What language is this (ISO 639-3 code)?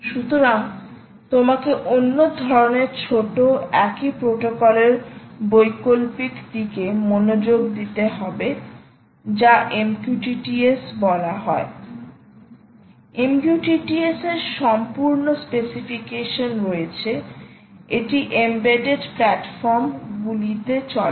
ben